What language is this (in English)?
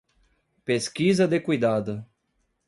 Portuguese